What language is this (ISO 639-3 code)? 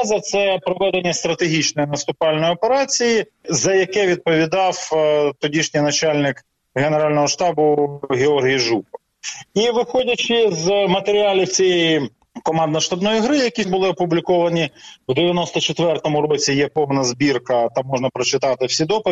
ukr